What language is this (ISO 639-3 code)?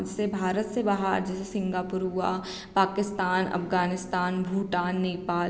hin